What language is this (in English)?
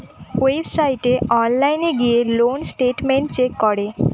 Bangla